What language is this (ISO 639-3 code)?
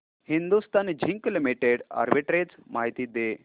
mar